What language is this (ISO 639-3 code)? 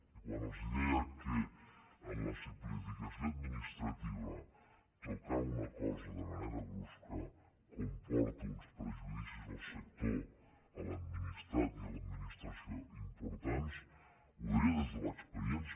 cat